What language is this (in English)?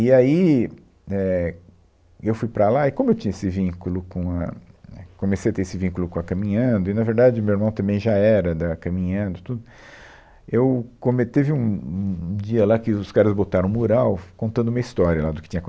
Portuguese